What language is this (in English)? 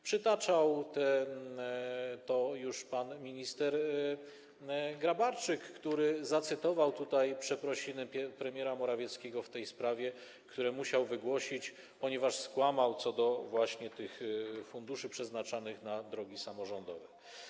Polish